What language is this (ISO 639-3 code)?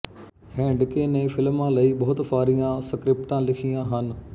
pan